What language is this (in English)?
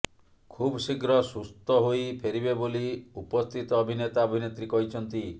Odia